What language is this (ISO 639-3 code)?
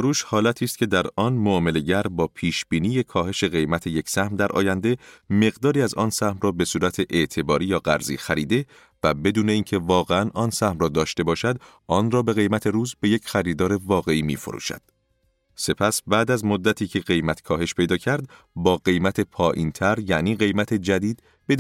fas